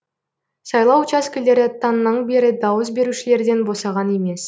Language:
Kazakh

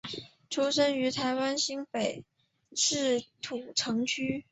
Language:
Chinese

